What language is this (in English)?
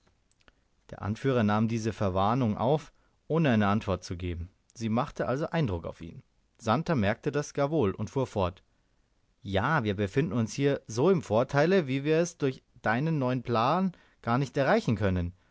German